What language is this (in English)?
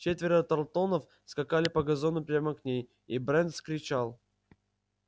Russian